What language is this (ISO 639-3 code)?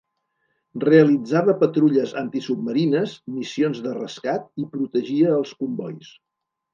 cat